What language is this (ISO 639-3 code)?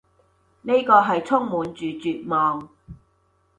yue